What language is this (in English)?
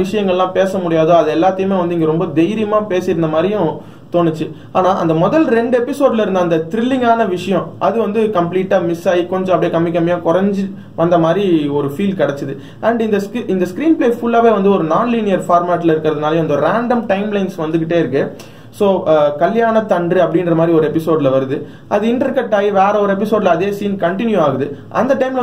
English